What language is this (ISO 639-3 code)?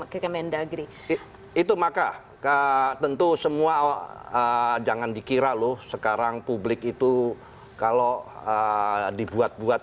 ind